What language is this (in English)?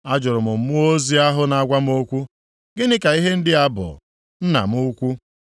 Igbo